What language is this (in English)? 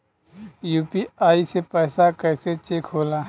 Bhojpuri